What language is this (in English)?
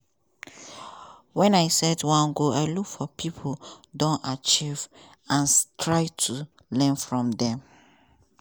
Nigerian Pidgin